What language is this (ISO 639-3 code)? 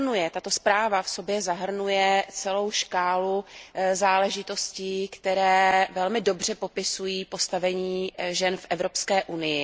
ces